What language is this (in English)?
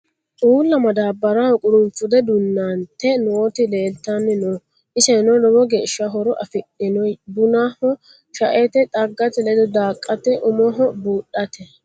Sidamo